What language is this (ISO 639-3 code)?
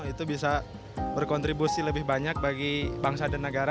ind